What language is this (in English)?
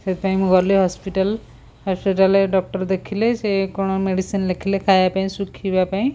Odia